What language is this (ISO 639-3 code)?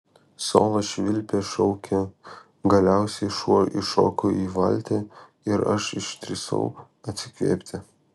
lit